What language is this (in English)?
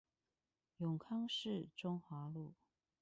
Chinese